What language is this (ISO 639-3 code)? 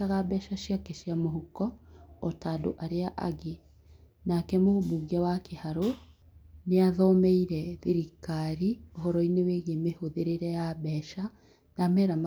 kik